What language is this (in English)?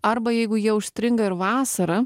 Lithuanian